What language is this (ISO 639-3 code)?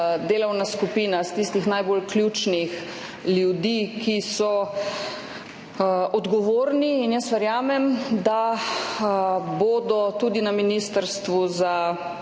slv